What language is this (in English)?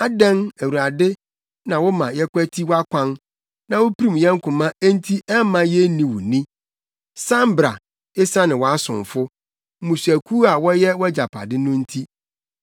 Akan